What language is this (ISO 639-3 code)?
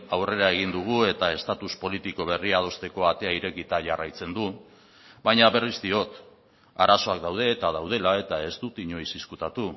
eus